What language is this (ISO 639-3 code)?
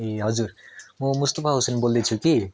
nep